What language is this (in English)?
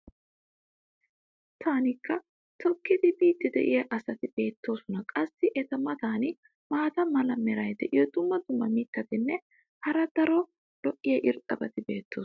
Wolaytta